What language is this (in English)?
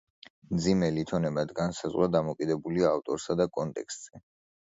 Georgian